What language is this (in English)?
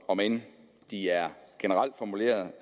Danish